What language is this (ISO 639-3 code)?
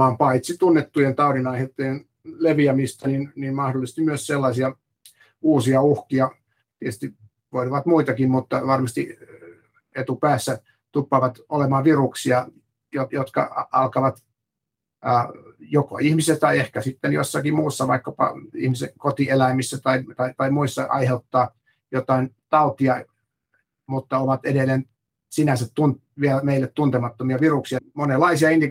fin